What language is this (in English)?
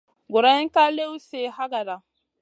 Masana